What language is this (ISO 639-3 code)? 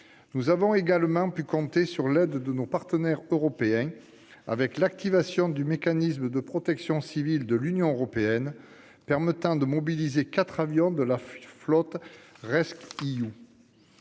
fra